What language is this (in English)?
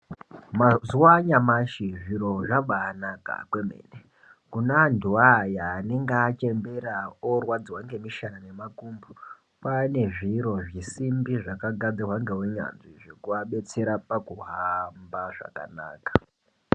Ndau